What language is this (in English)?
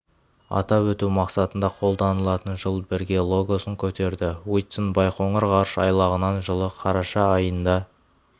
Kazakh